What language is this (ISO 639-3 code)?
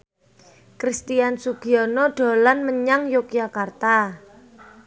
jav